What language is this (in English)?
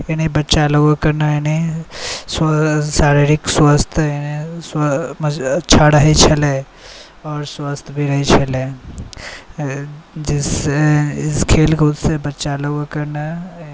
Maithili